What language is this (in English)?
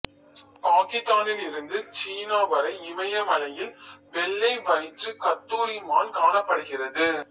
Tamil